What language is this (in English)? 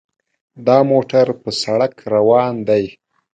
Pashto